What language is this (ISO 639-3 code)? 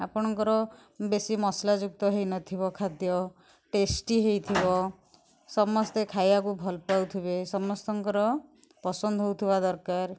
ori